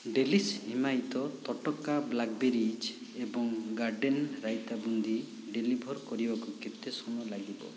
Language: Odia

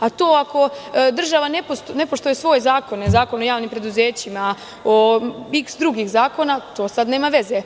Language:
Serbian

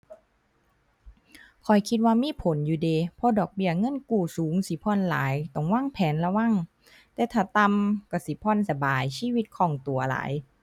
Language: Thai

